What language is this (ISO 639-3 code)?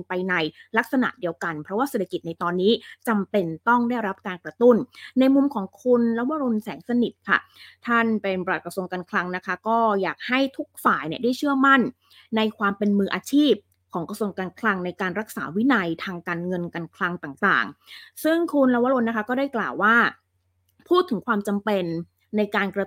tha